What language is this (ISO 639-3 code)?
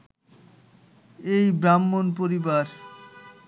ben